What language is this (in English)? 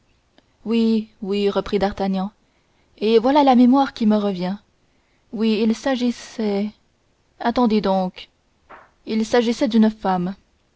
French